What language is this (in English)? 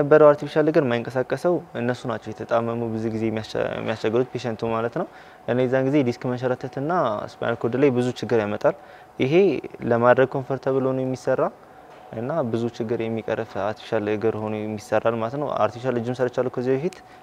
Arabic